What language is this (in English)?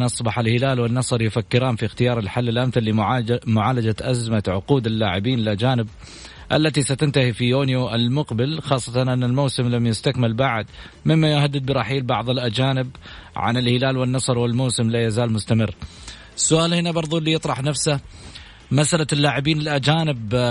Arabic